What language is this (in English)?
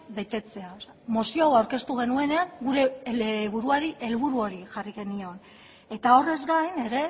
Basque